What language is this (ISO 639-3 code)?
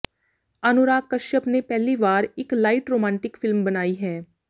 pan